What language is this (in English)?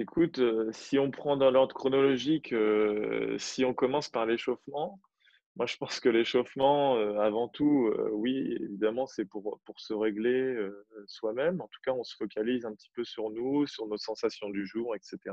French